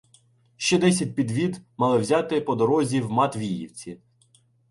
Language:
Ukrainian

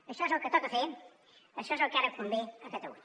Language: Catalan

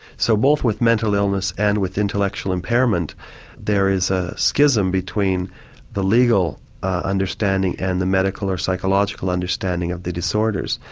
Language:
English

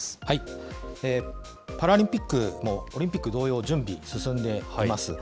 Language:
Japanese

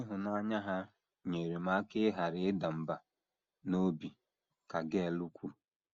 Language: Igbo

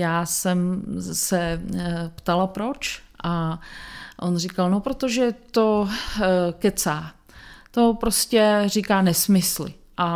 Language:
Czech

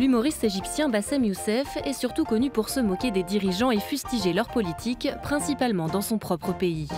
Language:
French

